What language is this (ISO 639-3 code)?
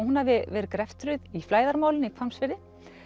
isl